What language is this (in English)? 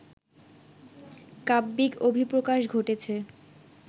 Bangla